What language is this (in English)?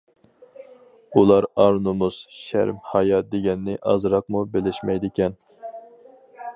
Uyghur